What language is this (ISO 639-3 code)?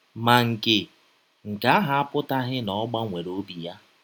ibo